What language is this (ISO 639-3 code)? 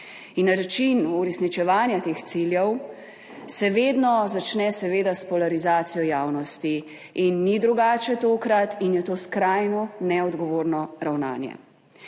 slv